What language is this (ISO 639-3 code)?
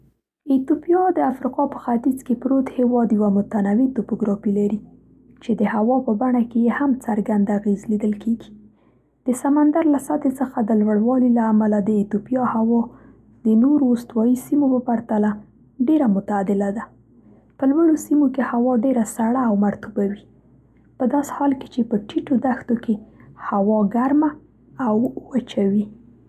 pst